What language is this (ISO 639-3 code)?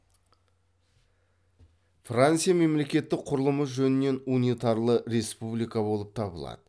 kaz